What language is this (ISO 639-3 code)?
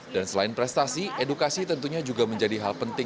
ind